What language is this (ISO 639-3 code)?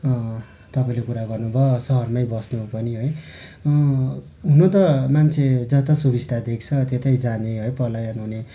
nep